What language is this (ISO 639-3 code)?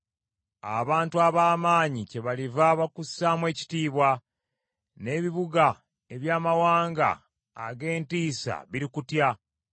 lug